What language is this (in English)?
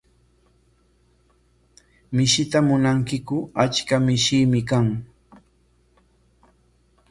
Corongo Ancash Quechua